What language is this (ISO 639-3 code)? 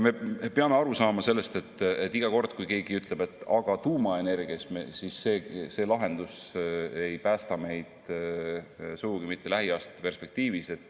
est